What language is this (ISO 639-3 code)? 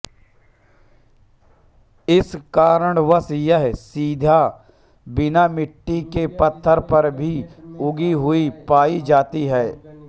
hin